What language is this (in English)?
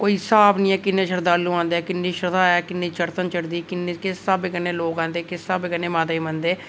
Dogri